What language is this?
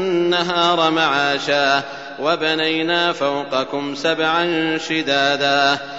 Arabic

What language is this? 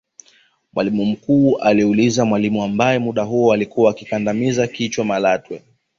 Swahili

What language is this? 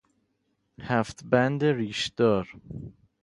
Persian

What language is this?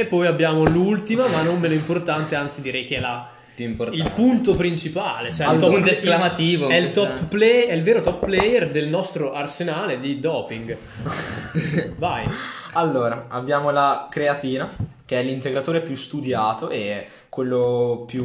Italian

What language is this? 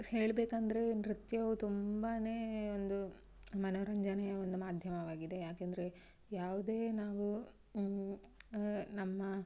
Kannada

